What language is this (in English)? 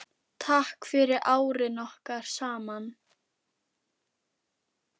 Icelandic